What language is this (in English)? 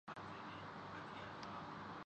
Urdu